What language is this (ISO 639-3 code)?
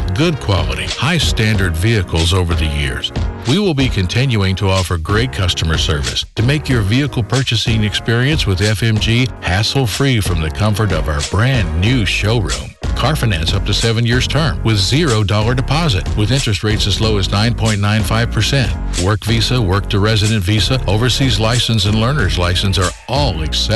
fil